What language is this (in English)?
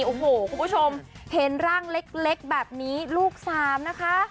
Thai